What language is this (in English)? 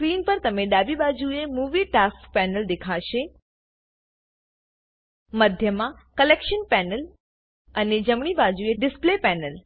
Gujarati